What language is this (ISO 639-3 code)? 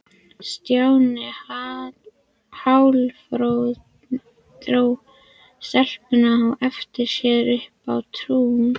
isl